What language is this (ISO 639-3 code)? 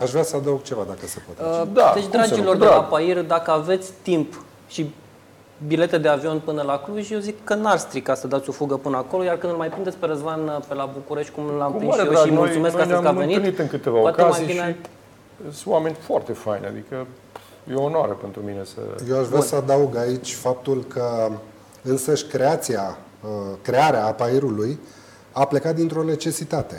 ron